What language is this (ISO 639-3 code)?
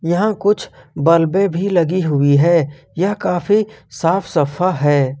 hin